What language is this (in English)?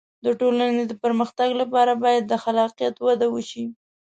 Pashto